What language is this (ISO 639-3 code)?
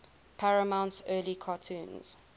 eng